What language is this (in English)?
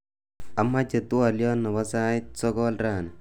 Kalenjin